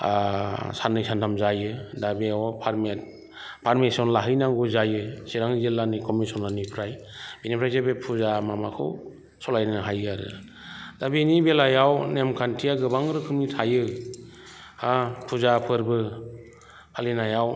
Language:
Bodo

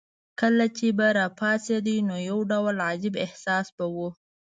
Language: Pashto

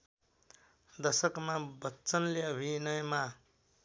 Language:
Nepali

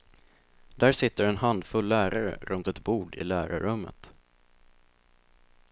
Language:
Swedish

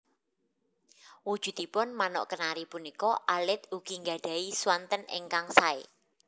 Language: Javanese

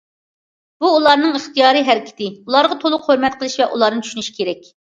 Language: Uyghur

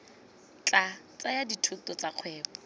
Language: Tswana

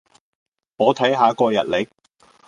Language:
Cantonese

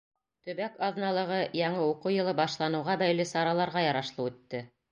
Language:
Bashkir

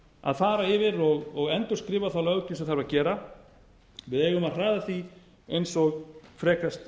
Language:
Icelandic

